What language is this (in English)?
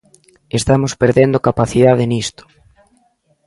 Galician